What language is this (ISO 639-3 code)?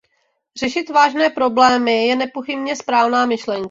ces